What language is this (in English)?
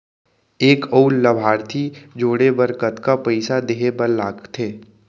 Chhattisgarhi